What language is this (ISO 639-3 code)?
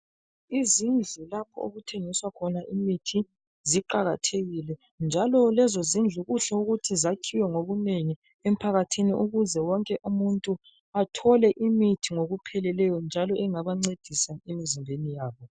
nde